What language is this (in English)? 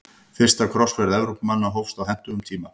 Icelandic